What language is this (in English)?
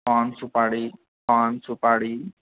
Maithili